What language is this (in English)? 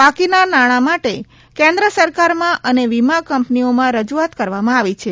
Gujarati